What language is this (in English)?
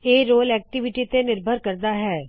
Punjabi